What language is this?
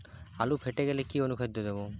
Bangla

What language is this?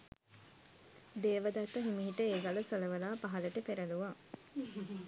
Sinhala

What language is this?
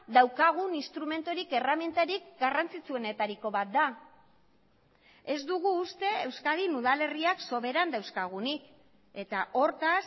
Basque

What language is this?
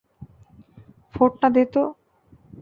Bangla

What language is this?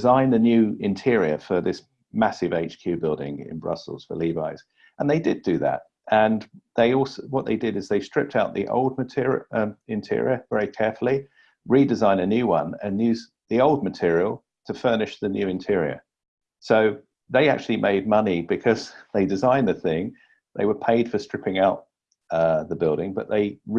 English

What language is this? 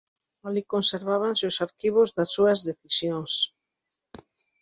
Galician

